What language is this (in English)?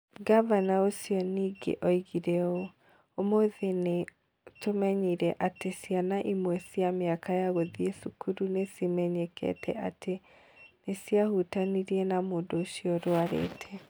Kikuyu